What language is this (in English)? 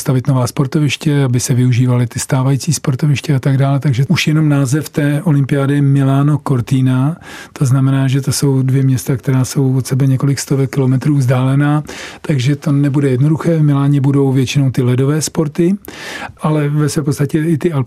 Czech